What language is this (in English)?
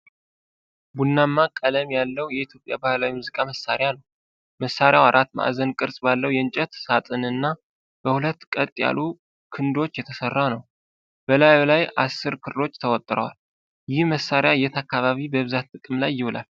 Amharic